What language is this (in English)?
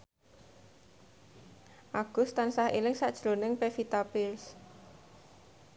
Javanese